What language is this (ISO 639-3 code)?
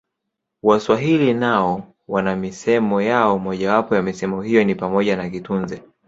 swa